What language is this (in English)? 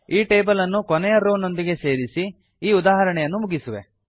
Kannada